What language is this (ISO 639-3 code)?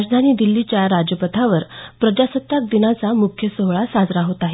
mar